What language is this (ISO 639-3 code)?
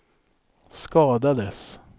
swe